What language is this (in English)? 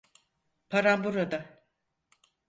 Turkish